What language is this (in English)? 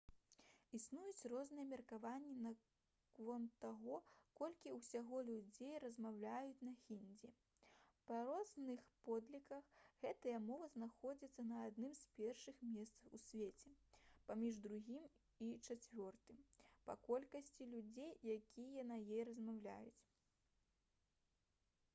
Belarusian